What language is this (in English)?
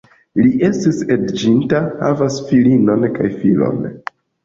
Esperanto